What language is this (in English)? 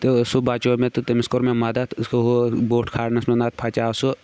Kashmiri